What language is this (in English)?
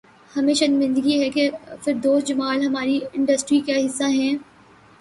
Urdu